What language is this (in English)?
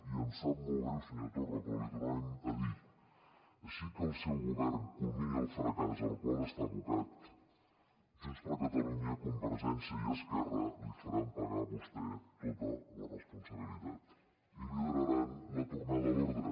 Catalan